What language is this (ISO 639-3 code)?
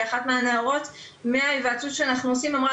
heb